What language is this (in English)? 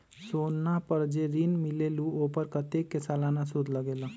Magahi